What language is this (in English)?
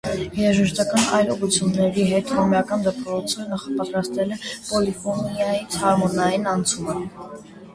Armenian